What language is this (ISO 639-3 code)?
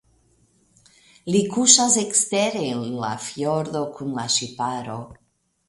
epo